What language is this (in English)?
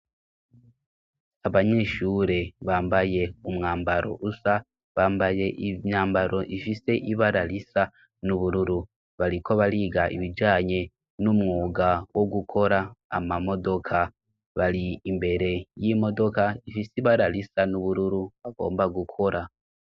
Rundi